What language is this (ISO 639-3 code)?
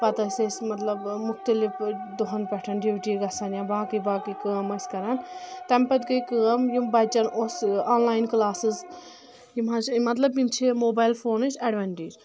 kas